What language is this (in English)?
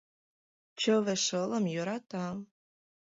Mari